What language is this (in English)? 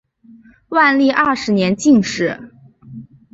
Chinese